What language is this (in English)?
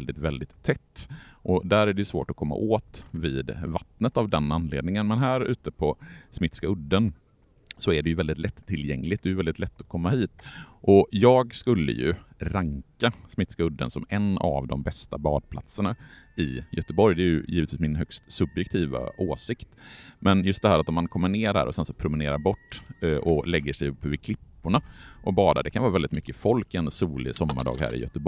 Swedish